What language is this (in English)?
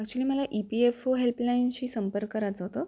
Marathi